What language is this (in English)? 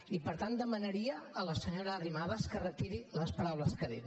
Catalan